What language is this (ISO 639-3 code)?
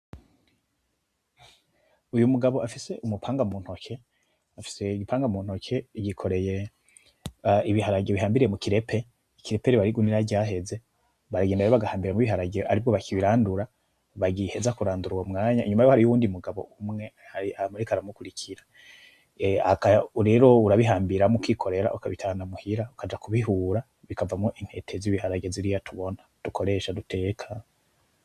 run